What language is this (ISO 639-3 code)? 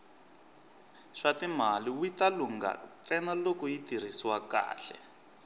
tso